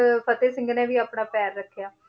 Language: Punjabi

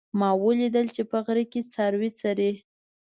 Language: Pashto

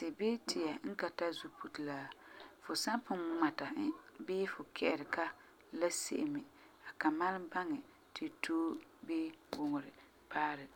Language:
Frafra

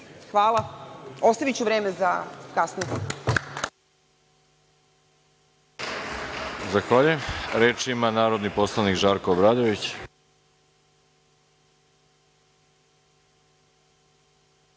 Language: Serbian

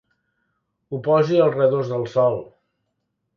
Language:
Catalan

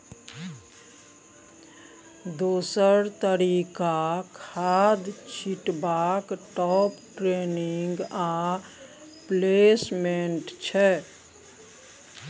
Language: Maithili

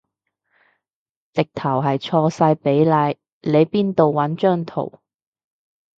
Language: Cantonese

